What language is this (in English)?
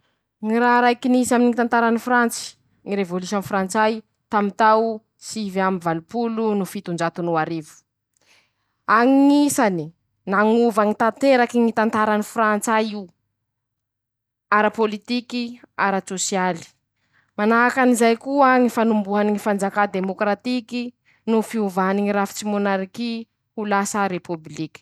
Masikoro Malagasy